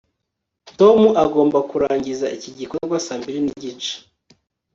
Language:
Kinyarwanda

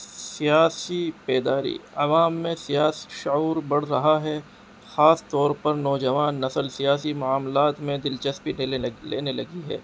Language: Urdu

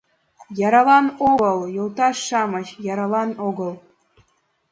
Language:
Mari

